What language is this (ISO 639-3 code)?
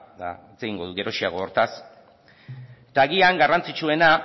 eus